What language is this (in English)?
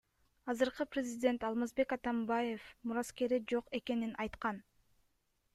Kyrgyz